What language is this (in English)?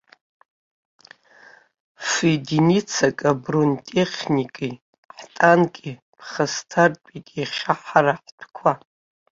Abkhazian